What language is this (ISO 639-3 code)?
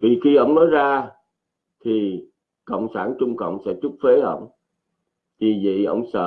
vie